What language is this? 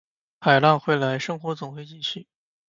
Chinese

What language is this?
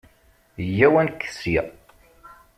Kabyle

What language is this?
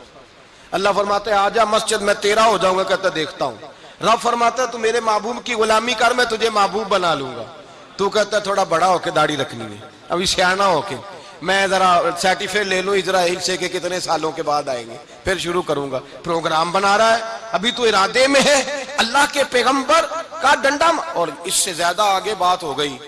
Urdu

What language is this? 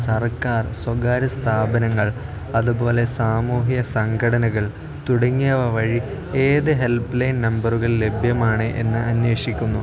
Malayalam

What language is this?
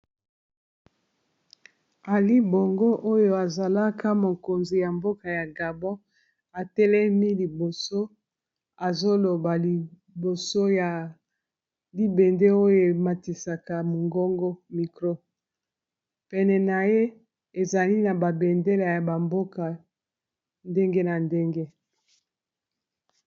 Lingala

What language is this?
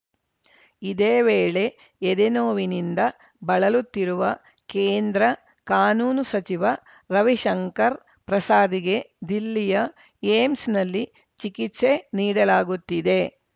Kannada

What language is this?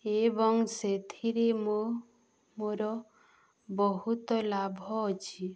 Odia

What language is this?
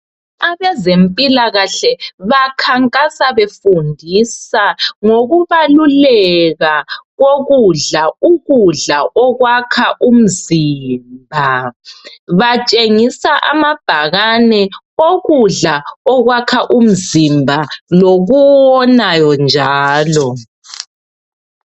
North Ndebele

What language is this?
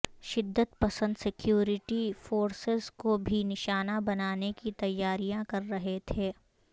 Urdu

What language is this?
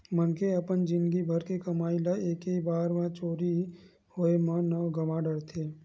Chhattisgarhi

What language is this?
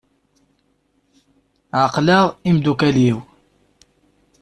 Kabyle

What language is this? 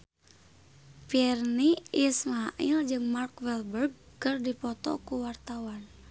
Sundanese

